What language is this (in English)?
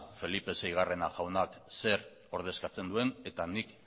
Basque